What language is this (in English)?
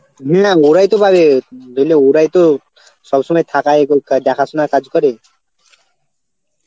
Bangla